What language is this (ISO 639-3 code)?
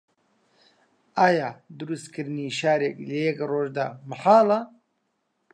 ckb